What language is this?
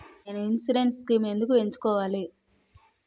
Telugu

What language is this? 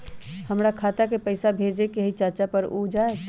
Magahi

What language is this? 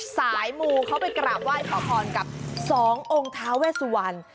Thai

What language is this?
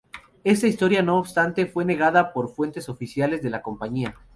Spanish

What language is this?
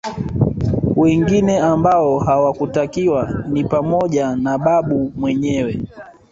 Swahili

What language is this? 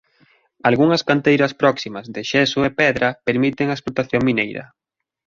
Galician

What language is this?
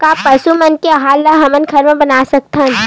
Chhattisgarhi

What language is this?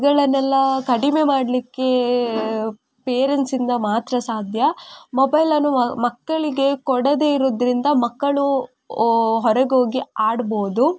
Kannada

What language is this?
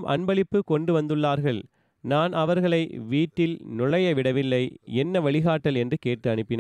Tamil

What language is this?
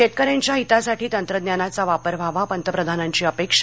Marathi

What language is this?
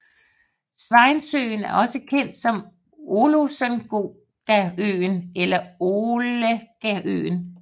Danish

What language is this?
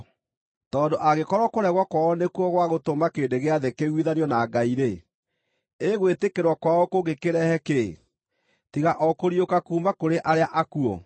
Kikuyu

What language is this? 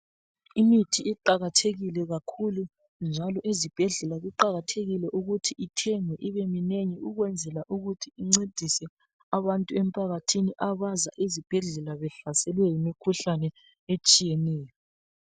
North Ndebele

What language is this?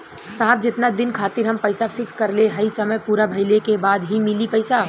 Bhojpuri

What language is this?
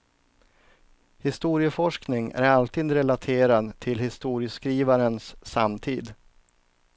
Swedish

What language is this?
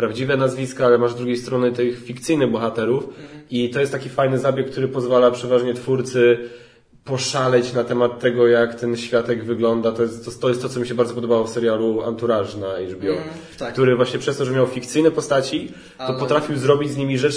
Polish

